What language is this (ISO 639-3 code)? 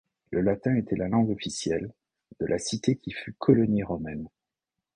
fra